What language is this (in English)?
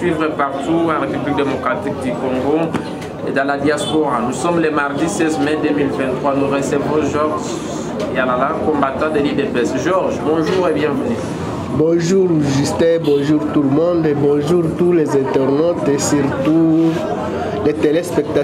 French